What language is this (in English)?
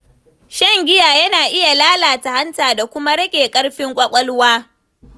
Hausa